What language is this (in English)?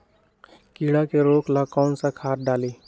Magahi